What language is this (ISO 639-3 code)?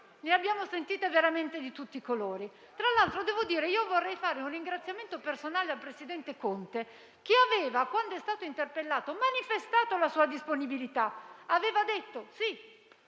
ita